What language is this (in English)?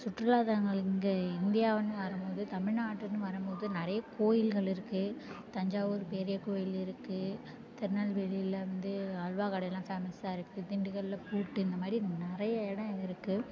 Tamil